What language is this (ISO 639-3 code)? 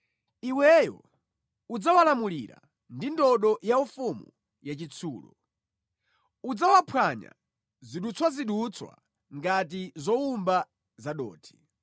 nya